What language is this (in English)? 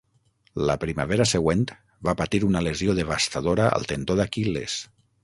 Catalan